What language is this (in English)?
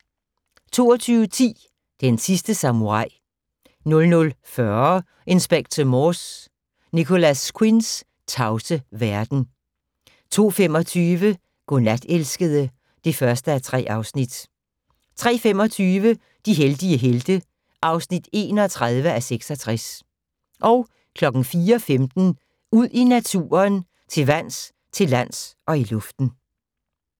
Danish